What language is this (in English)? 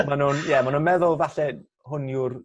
Welsh